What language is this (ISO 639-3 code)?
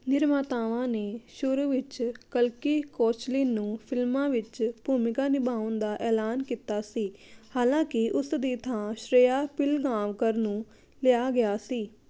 pan